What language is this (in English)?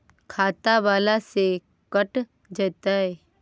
Magahi